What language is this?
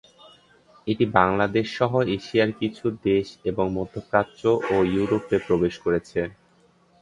Bangla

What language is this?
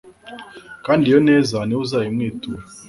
Kinyarwanda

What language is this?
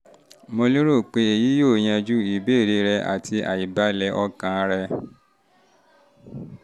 Yoruba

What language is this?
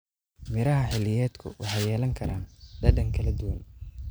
Somali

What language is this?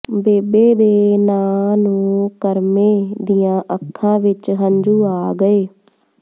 Punjabi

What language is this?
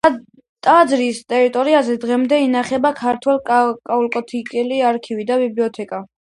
Georgian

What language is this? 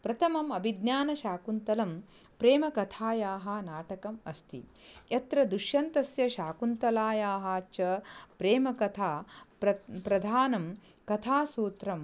Sanskrit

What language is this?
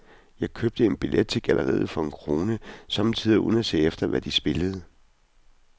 Danish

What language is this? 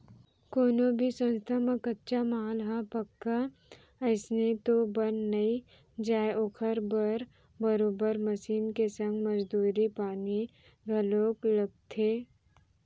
Chhattisgarhi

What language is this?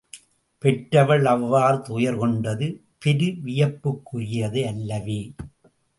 Tamil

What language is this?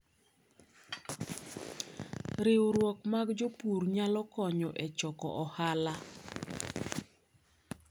Luo (Kenya and Tanzania)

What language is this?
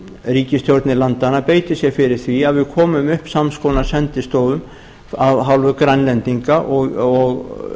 Icelandic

